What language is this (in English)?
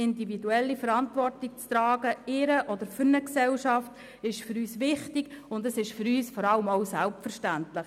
Swiss German